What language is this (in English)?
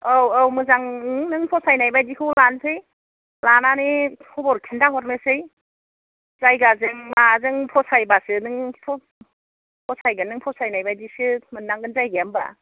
Bodo